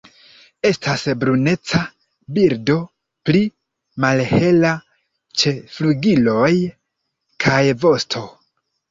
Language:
Esperanto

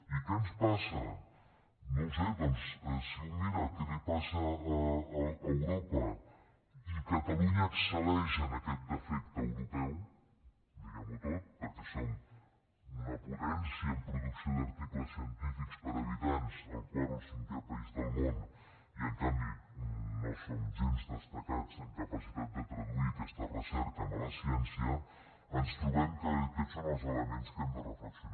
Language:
Catalan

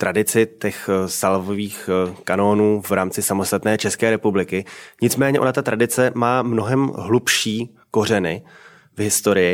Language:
Czech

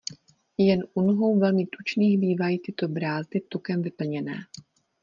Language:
Czech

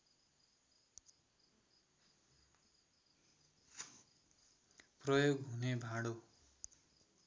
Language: Nepali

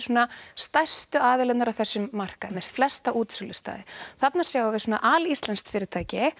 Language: Icelandic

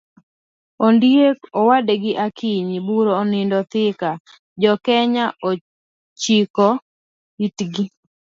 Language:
Luo (Kenya and Tanzania)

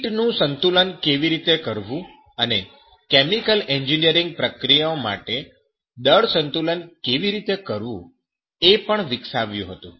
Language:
Gujarati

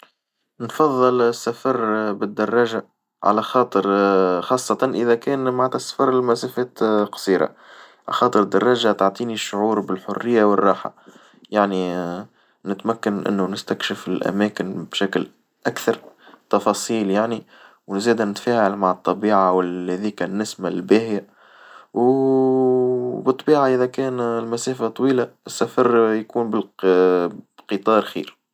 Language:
Tunisian Arabic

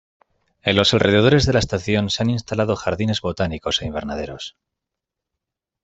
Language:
Spanish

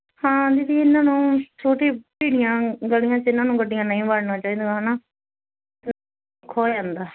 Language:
Punjabi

